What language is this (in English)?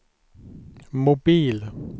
Swedish